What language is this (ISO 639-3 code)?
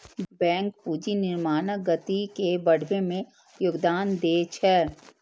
mai